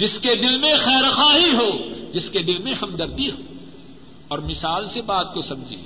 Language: Urdu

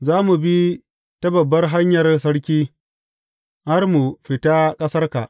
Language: Hausa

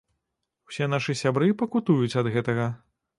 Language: Belarusian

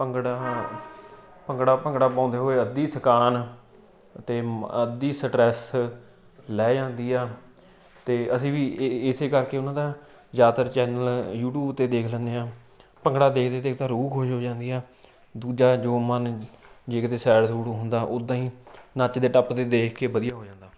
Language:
Punjabi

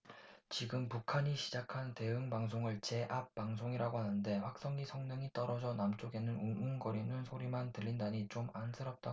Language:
Korean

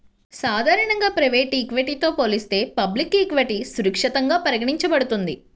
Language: Telugu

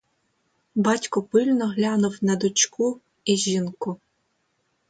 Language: Ukrainian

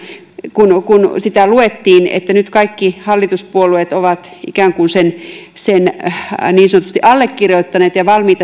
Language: Finnish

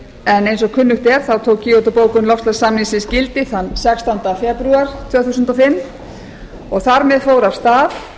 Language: Icelandic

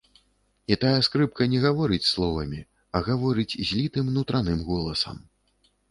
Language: Belarusian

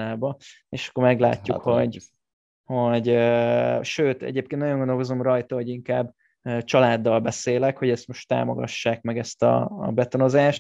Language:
Hungarian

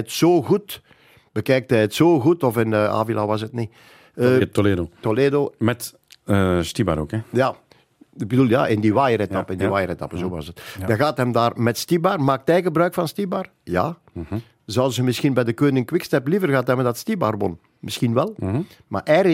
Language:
Dutch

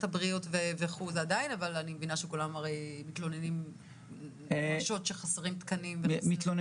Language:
Hebrew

